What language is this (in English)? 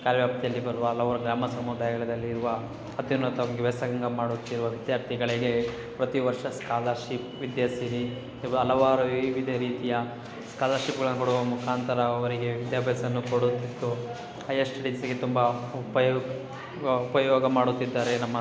Kannada